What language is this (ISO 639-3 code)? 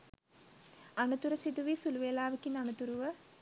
sin